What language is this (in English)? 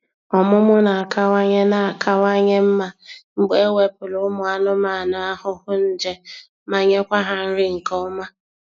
Igbo